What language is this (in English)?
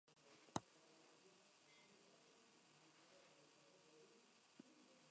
Spanish